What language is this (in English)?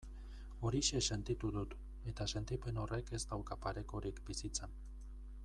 Basque